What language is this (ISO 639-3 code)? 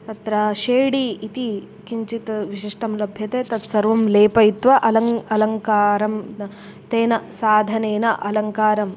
san